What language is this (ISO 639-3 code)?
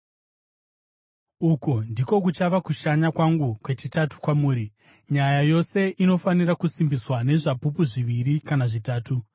sna